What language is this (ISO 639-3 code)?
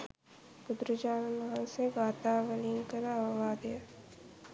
sin